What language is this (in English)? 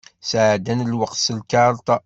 Kabyle